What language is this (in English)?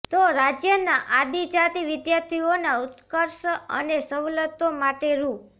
Gujarati